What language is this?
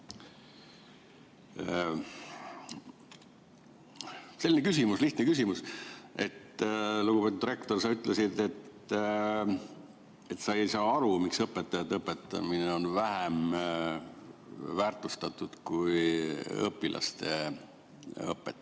Estonian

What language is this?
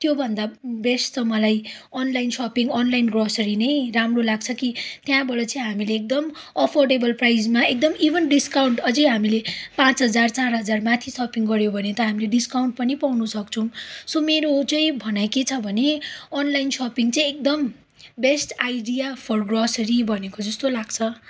Nepali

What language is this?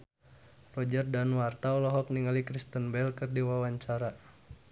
Sundanese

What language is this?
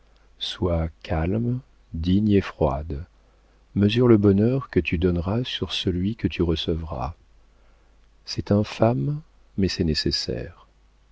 French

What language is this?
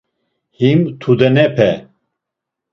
Laz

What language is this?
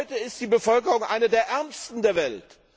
German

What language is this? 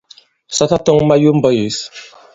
Bankon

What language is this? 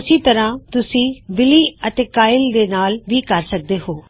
Punjabi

